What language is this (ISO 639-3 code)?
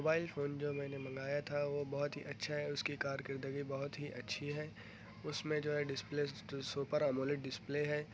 urd